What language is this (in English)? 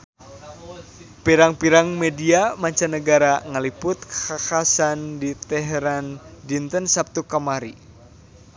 Sundanese